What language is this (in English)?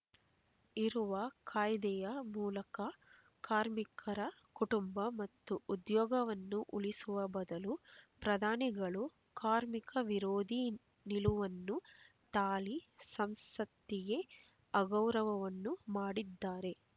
Kannada